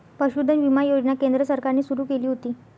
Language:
Marathi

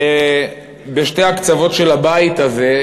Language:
Hebrew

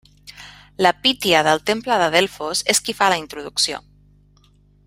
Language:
Catalan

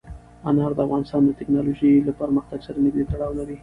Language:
Pashto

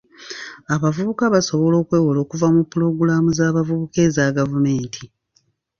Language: Ganda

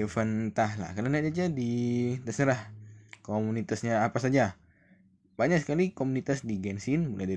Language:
Indonesian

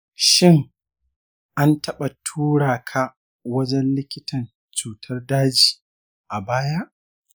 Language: Hausa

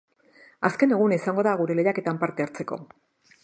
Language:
Basque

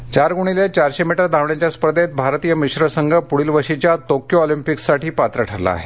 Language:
Marathi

